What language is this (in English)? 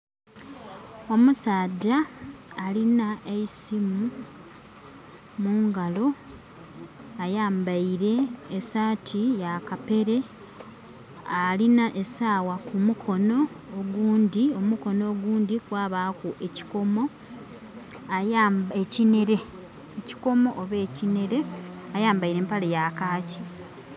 Soga